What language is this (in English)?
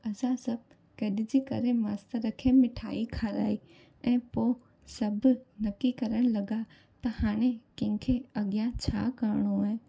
Sindhi